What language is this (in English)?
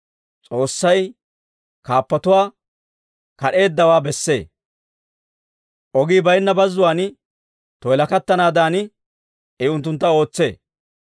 Dawro